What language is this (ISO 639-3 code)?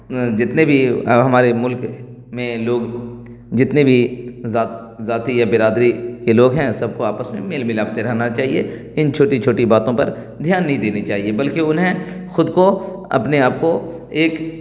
urd